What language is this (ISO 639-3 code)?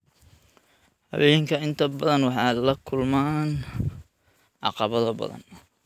som